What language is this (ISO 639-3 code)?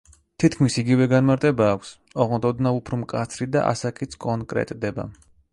kat